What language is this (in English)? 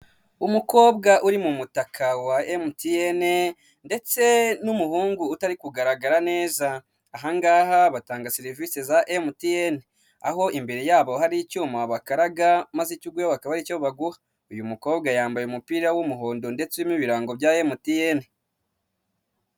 Kinyarwanda